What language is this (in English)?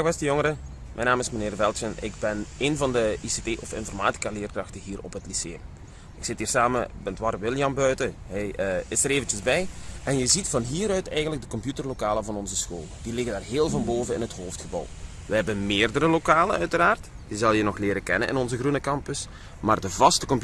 Dutch